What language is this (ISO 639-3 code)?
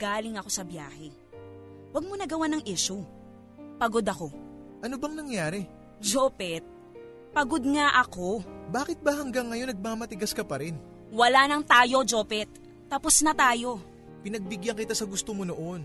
fil